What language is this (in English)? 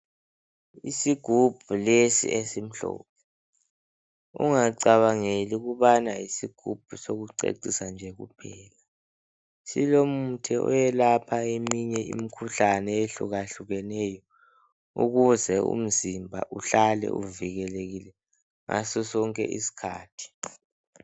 North Ndebele